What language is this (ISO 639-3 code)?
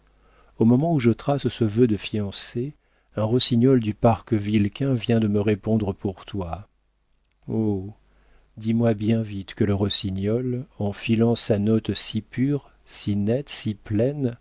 fra